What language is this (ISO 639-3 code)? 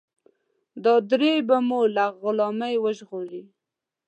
pus